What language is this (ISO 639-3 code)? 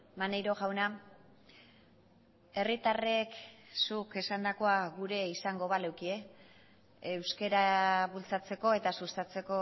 eus